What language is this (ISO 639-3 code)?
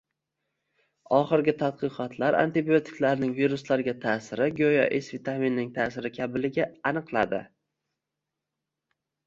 uzb